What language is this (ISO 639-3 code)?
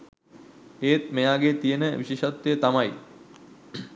sin